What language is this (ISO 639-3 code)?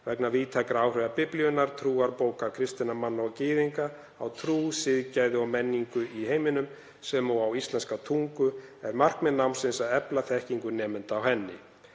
isl